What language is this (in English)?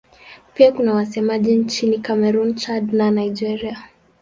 Swahili